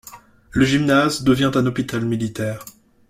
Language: French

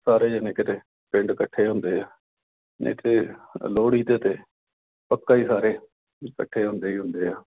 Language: Punjabi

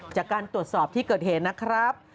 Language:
Thai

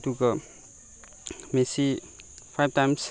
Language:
Manipuri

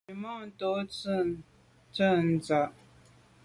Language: Medumba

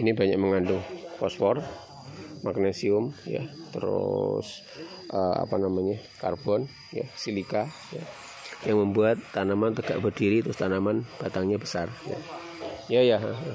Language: Indonesian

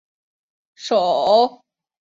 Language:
Chinese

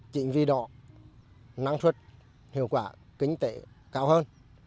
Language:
Vietnamese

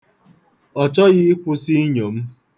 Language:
Igbo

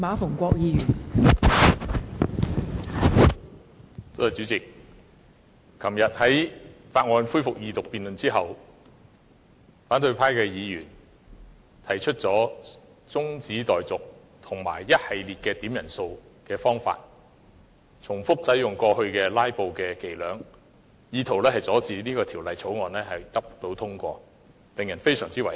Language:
Cantonese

